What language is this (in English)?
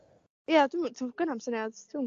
Welsh